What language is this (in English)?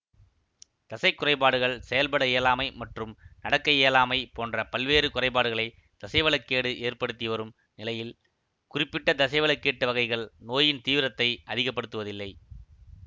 Tamil